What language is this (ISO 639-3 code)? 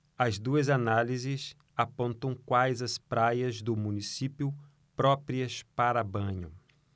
por